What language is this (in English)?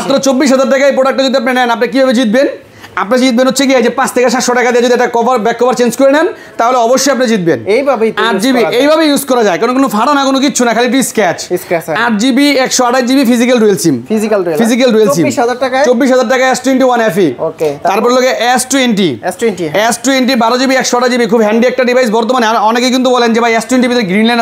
Bangla